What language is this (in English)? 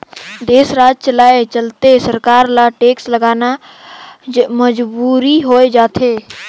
Chhattisgarhi